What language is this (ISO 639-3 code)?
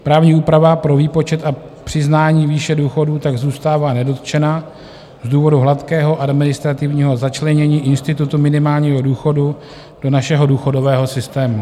ces